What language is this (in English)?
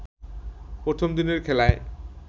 Bangla